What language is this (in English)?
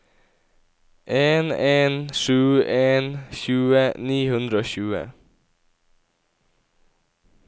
Norwegian